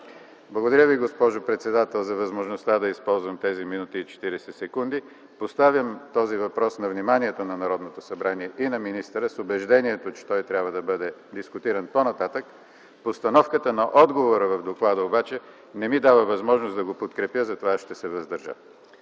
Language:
Bulgarian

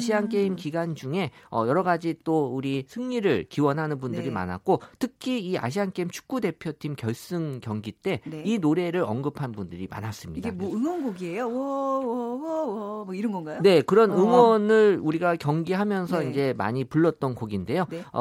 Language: Korean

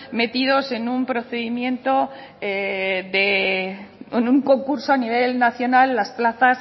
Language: Spanish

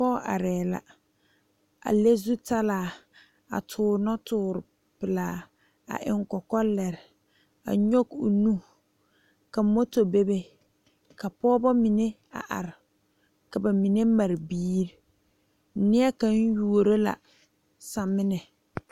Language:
Southern Dagaare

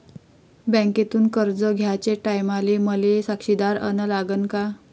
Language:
Marathi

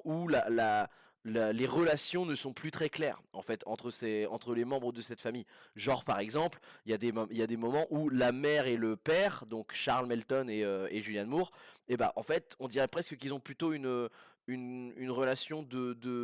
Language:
French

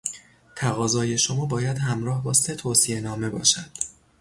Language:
Persian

